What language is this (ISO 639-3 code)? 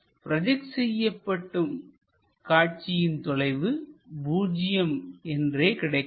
tam